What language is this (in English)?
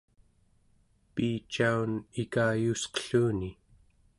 Central Yupik